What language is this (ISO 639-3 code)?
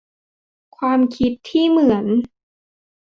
tha